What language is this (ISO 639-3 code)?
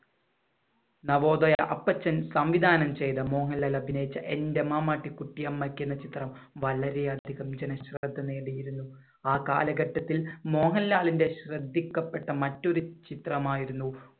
mal